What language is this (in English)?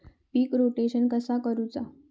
Marathi